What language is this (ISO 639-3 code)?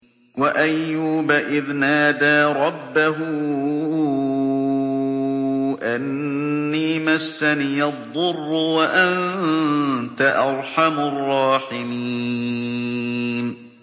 ara